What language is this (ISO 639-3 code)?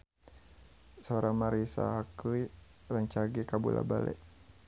sun